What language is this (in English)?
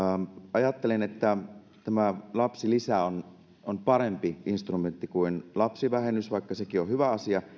Finnish